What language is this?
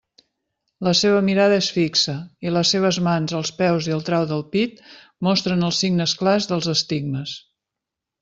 Catalan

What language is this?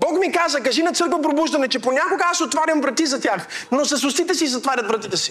Bulgarian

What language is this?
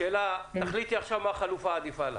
Hebrew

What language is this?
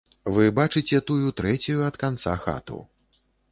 Belarusian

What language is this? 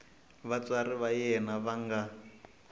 Tsonga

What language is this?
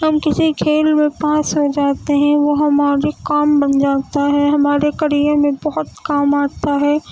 Urdu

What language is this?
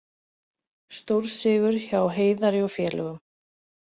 Icelandic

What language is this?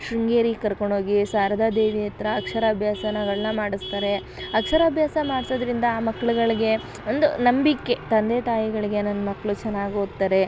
Kannada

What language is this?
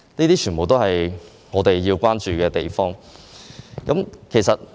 Cantonese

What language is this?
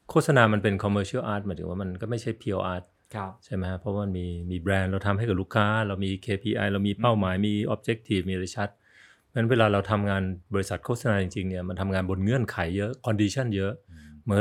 Thai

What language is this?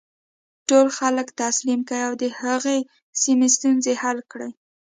Pashto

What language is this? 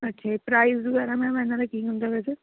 Punjabi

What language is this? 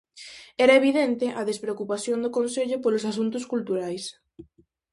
Galician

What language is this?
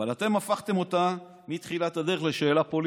Hebrew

